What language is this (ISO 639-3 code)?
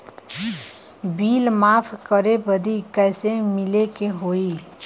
bho